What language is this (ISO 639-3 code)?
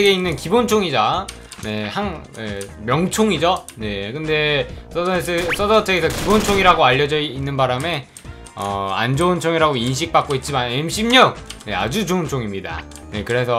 kor